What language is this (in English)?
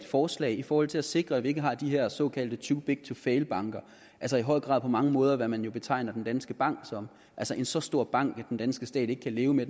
Danish